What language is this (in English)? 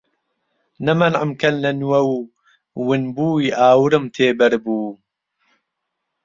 Central Kurdish